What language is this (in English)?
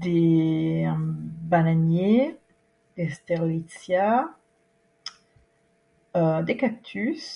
French